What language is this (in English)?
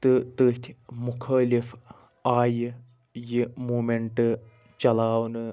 Kashmiri